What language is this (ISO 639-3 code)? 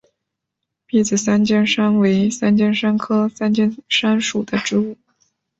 zho